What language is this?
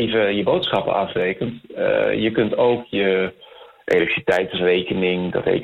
Dutch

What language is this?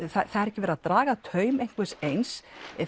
Icelandic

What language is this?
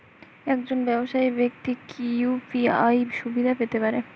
Bangla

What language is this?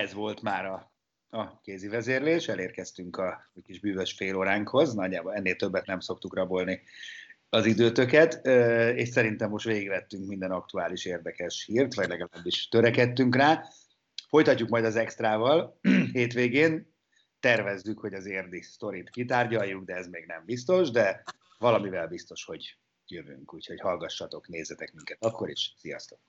Hungarian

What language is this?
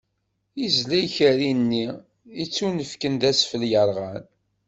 Kabyle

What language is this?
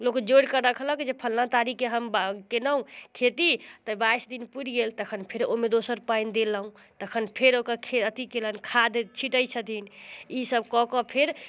Maithili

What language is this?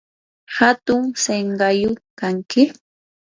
Yanahuanca Pasco Quechua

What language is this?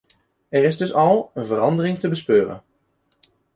Dutch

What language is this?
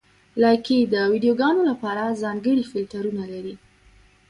Pashto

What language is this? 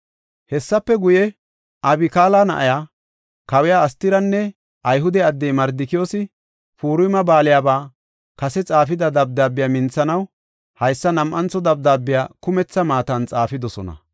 Gofa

